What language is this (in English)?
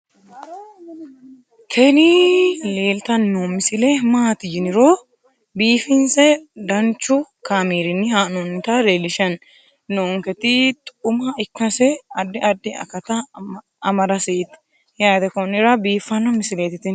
Sidamo